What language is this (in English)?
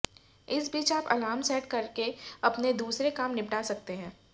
Hindi